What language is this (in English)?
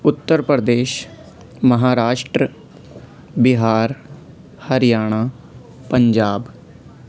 Urdu